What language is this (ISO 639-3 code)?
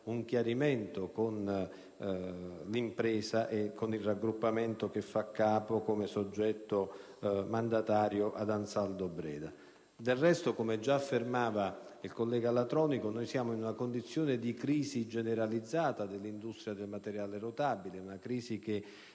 ita